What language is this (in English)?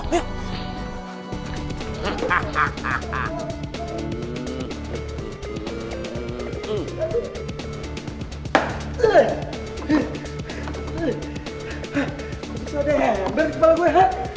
Indonesian